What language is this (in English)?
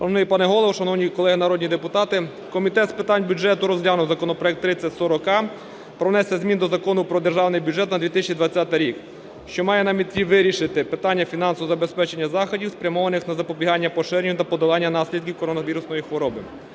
Ukrainian